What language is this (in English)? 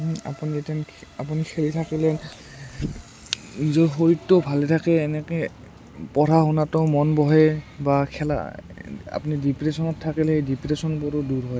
Assamese